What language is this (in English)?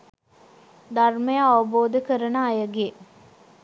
Sinhala